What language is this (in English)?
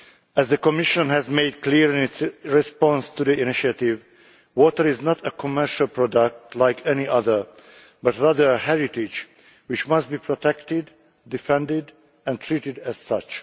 English